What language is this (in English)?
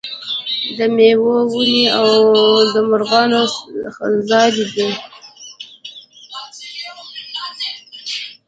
Pashto